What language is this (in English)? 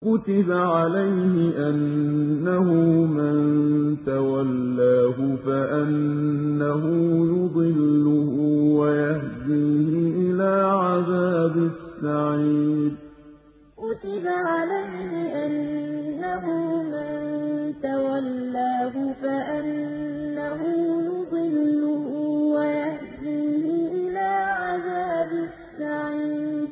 Arabic